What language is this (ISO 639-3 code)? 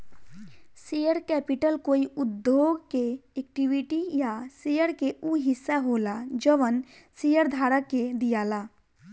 bho